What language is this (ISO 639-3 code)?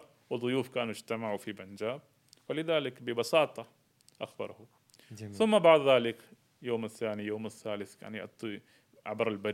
ara